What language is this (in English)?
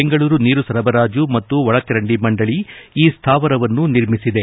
Kannada